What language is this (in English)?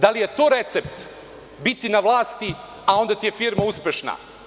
Serbian